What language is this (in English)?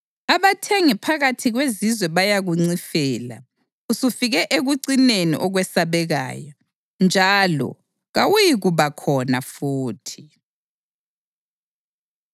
North Ndebele